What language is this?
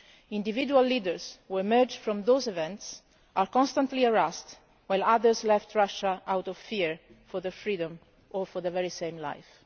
English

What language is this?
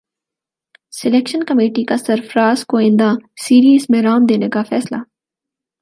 Urdu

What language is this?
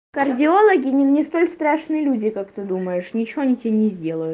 Russian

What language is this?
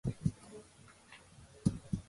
Georgian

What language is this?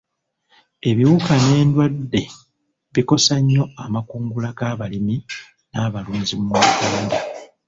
Ganda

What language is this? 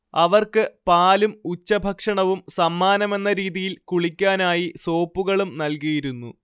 Malayalam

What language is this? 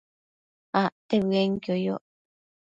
Matsés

